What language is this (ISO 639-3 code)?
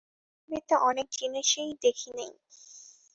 ben